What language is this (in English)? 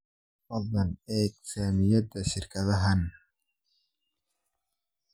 Somali